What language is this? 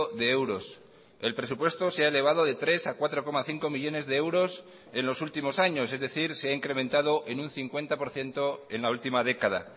Spanish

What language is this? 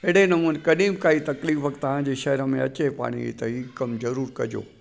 Sindhi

